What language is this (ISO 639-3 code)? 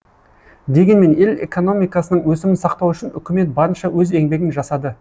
kaz